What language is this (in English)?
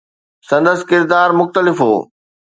Sindhi